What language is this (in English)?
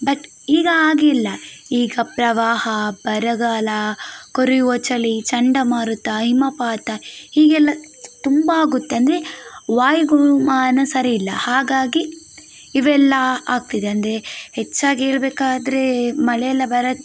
Kannada